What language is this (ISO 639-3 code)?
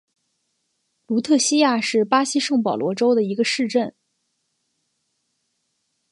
zho